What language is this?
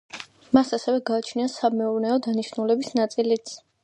Georgian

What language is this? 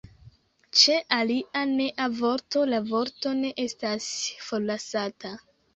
Esperanto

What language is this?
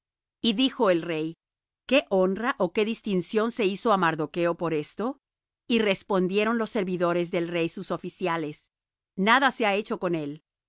Spanish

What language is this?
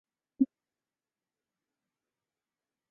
Chinese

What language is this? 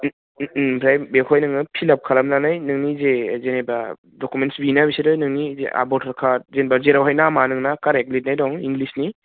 Bodo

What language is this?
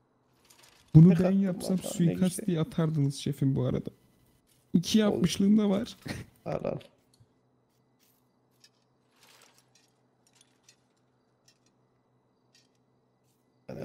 Turkish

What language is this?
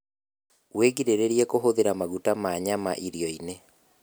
Kikuyu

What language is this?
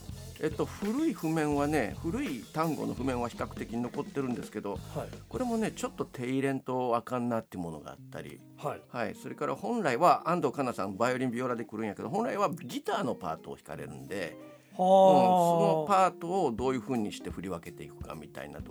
Japanese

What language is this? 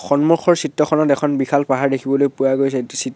Assamese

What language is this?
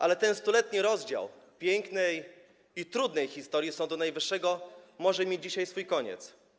Polish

